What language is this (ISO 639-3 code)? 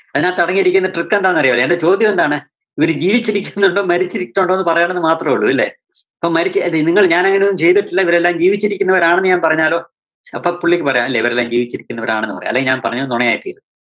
mal